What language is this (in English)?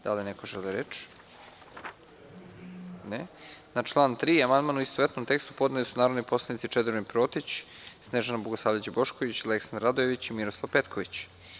Serbian